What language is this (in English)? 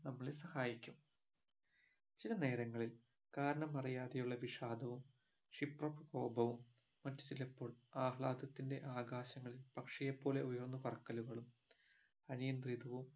Malayalam